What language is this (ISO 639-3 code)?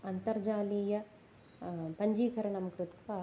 san